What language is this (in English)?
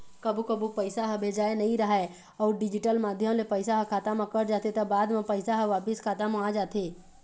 Chhattisgarhi